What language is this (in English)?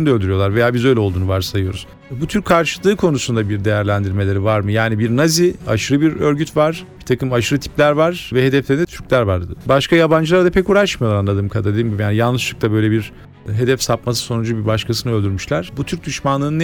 Turkish